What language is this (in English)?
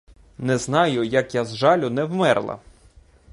Ukrainian